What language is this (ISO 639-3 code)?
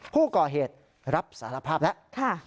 tha